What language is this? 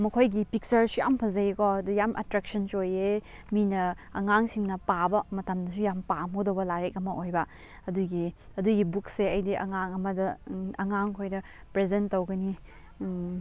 Manipuri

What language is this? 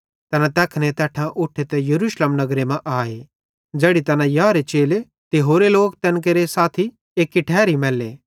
Bhadrawahi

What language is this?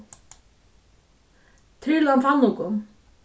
Faroese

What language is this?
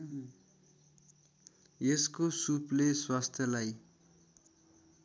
Nepali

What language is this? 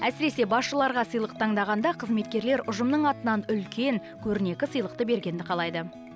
Kazakh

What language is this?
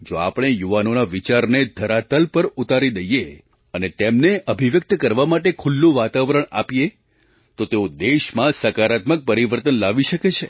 Gujarati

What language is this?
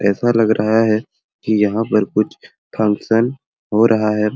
Sadri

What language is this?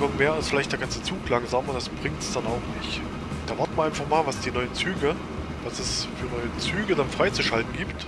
German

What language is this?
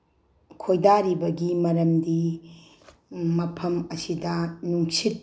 Manipuri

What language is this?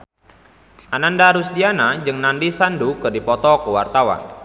Sundanese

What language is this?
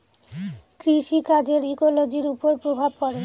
Bangla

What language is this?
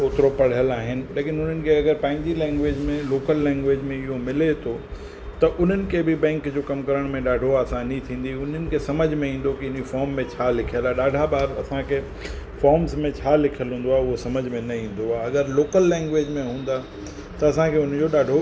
Sindhi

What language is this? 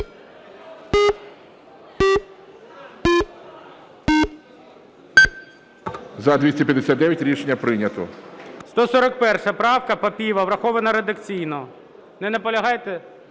Ukrainian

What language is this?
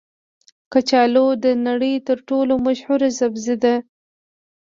Pashto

